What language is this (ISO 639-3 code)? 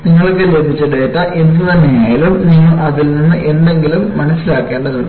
mal